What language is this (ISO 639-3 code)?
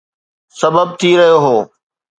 snd